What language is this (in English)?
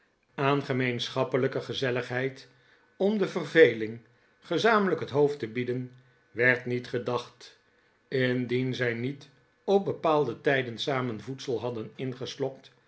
Dutch